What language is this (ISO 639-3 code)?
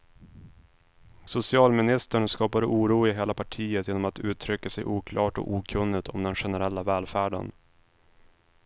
swe